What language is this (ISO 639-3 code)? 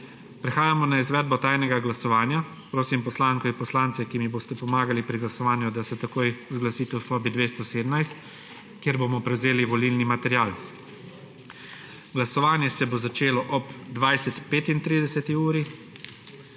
slv